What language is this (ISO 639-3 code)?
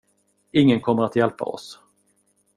swe